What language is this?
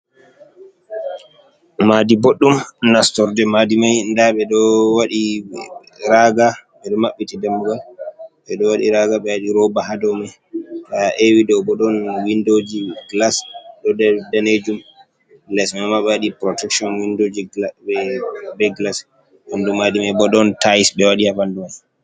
Fula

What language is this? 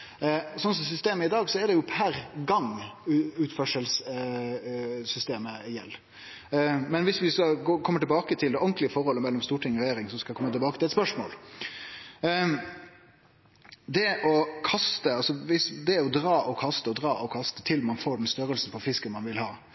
Norwegian Nynorsk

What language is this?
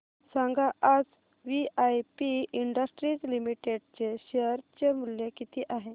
Marathi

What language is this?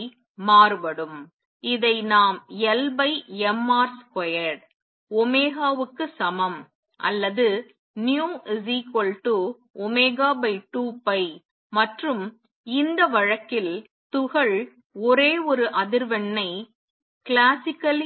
Tamil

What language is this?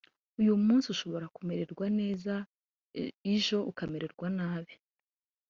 Kinyarwanda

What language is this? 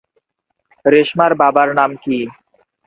Bangla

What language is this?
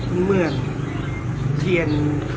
Thai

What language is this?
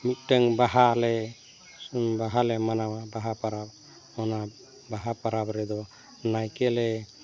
Santali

